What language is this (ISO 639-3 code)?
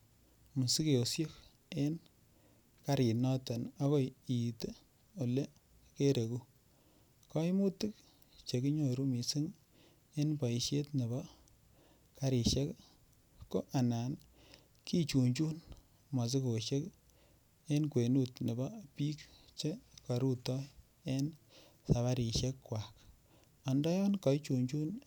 kln